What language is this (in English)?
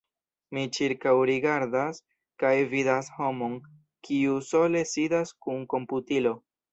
Esperanto